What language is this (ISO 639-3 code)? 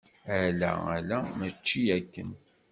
kab